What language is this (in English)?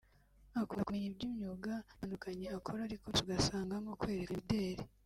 Kinyarwanda